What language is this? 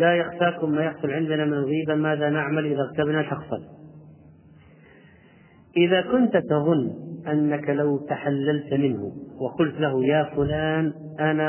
Arabic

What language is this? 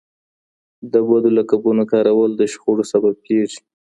Pashto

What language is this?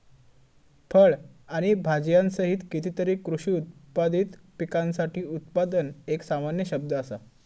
Marathi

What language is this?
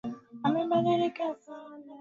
Swahili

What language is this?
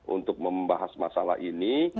Indonesian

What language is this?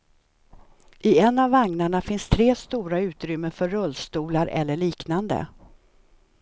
Swedish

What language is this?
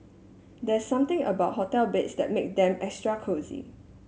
English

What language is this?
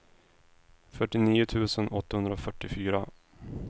Swedish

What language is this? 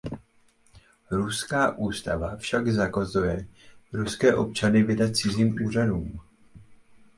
Czech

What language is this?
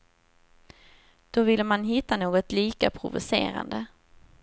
Swedish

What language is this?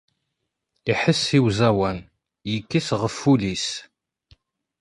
Kabyle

